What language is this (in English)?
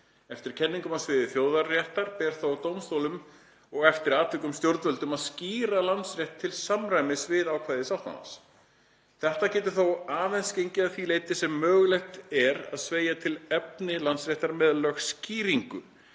Icelandic